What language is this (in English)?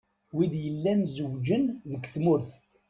Kabyle